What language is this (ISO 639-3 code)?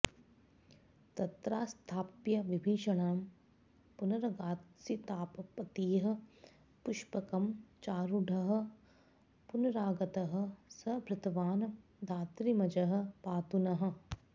san